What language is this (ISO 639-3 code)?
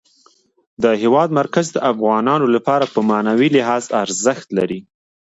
pus